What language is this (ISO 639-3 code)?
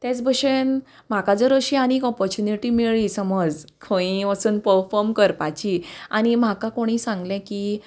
kok